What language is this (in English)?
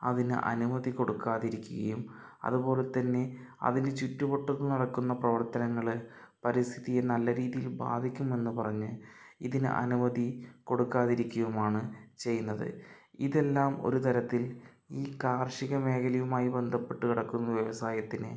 Malayalam